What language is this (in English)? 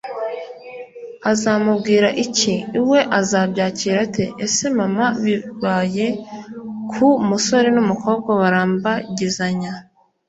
Kinyarwanda